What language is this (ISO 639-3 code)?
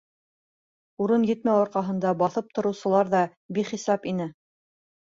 bak